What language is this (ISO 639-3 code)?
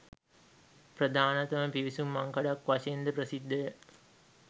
sin